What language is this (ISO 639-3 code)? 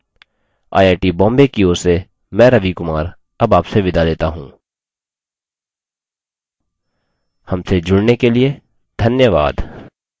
hin